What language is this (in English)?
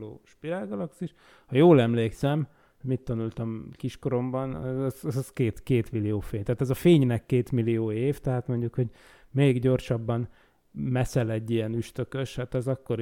Hungarian